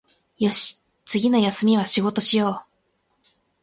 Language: Japanese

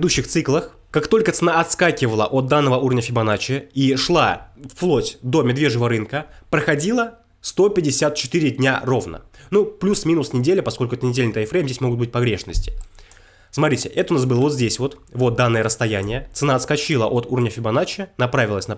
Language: Russian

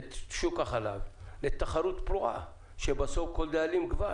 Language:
Hebrew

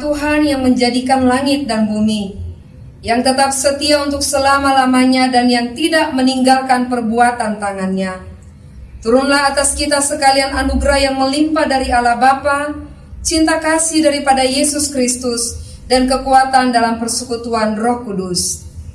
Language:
Indonesian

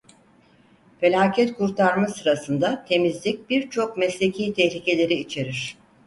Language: Turkish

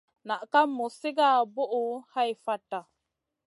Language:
Masana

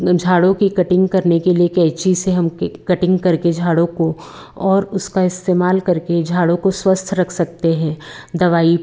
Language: Hindi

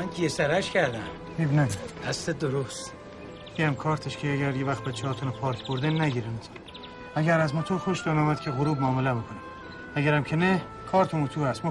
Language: Persian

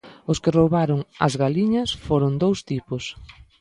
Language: Galician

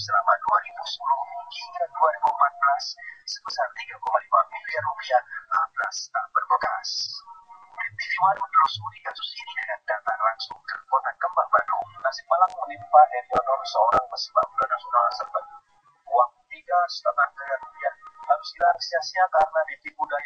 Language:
Spanish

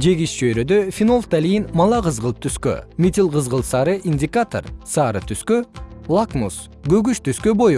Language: Kyrgyz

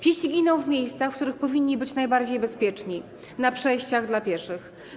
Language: Polish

